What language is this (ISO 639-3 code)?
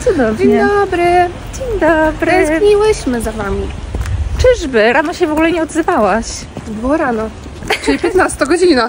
pol